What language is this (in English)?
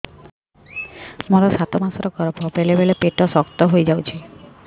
Odia